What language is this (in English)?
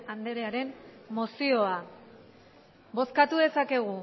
Basque